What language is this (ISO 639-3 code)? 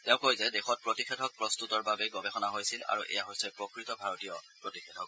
asm